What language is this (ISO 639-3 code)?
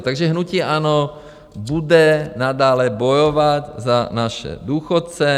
ces